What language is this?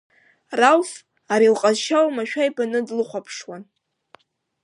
Abkhazian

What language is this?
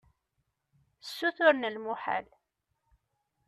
Kabyle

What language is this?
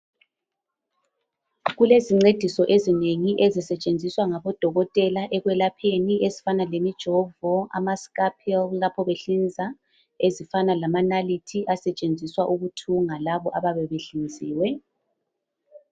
North Ndebele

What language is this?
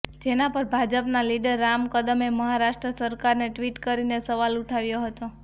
Gujarati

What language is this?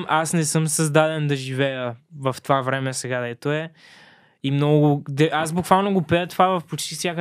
Bulgarian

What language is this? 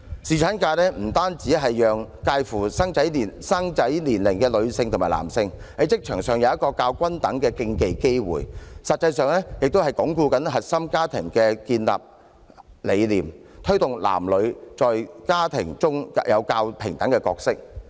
Cantonese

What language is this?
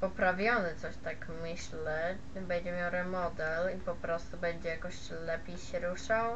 Polish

